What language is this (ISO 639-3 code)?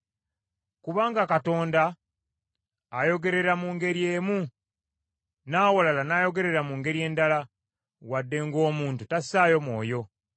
lug